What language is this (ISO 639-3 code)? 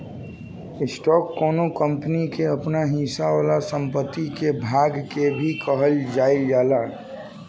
bho